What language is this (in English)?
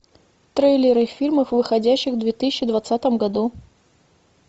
Russian